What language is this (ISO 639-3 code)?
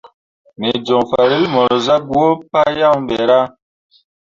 mua